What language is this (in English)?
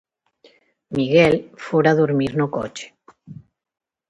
Galician